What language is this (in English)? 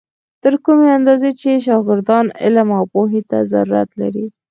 Pashto